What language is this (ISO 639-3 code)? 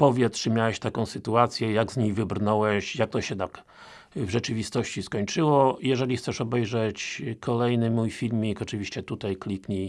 pol